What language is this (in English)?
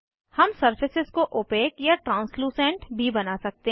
Hindi